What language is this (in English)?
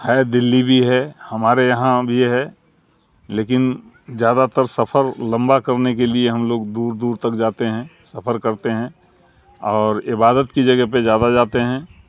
Urdu